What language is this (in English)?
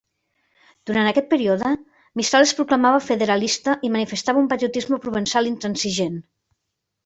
Catalan